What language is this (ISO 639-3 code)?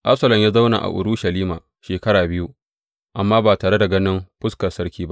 hau